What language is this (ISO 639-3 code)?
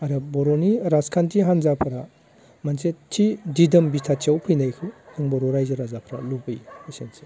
brx